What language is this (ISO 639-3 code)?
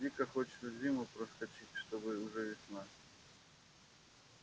rus